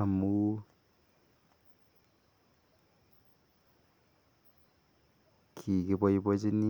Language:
Kalenjin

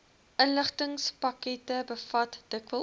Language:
Afrikaans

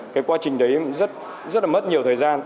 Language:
Vietnamese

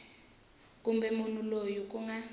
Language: Tsonga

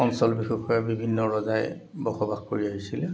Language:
Assamese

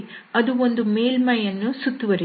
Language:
Kannada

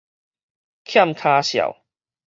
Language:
Min Nan Chinese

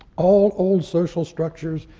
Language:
English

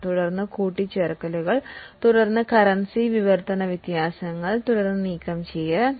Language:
Malayalam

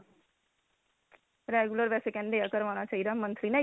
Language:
Punjabi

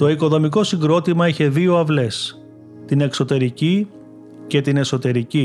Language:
Greek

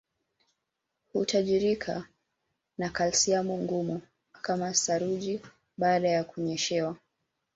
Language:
Swahili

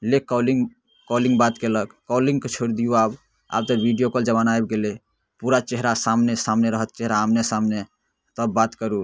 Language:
Maithili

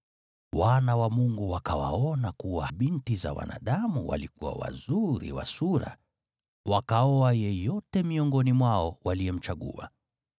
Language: Swahili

